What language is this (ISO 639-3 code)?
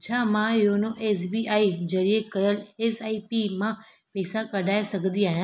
snd